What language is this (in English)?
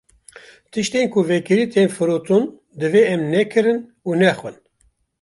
Kurdish